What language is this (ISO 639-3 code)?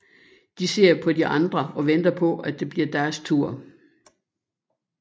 dan